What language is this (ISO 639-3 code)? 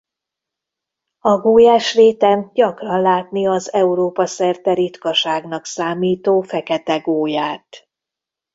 hun